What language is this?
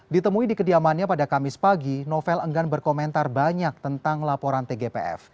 Indonesian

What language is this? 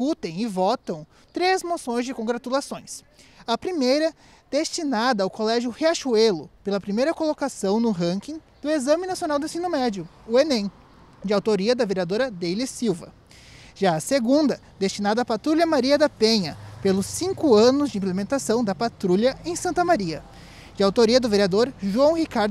Portuguese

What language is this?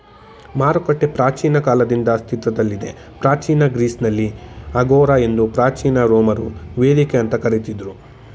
Kannada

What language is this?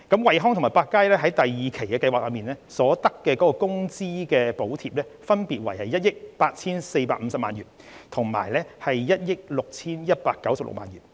Cantonese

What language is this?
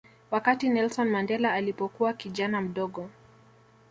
Swahili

